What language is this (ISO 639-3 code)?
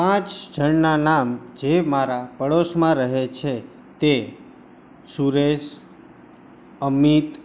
guj